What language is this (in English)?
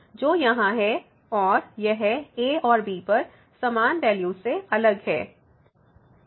Hindi